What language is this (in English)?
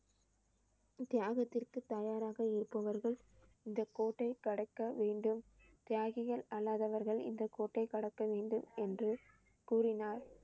Tamil